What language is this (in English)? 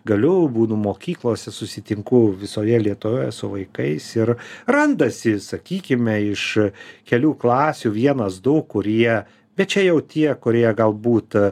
Lithuanian